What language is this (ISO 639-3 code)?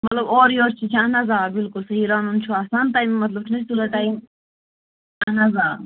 kas